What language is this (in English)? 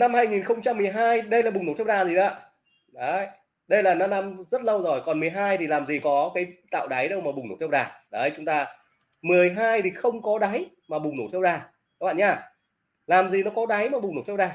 Vietnamese